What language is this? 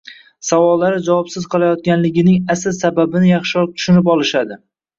Uzbek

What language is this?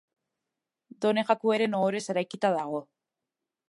Basque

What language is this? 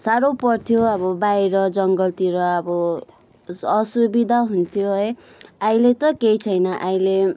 Nepali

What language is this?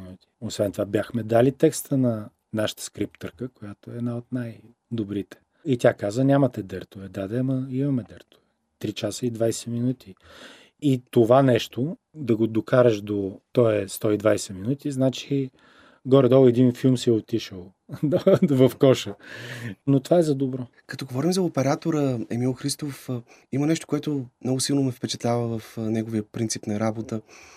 Bulgarian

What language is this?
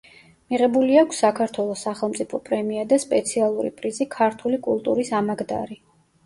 Georgian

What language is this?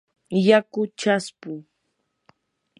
Yanahuanca Pasco Quechua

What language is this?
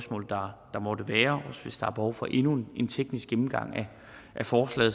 Danish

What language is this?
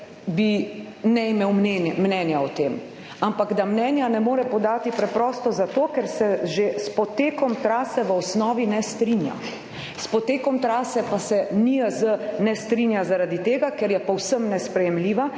Slovenian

